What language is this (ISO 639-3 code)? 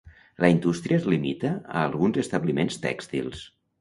cat